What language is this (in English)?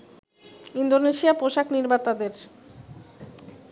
Bangla